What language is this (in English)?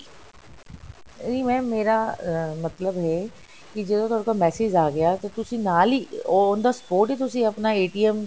Punjabi